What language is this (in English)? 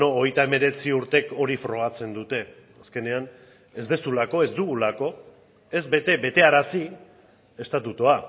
Basque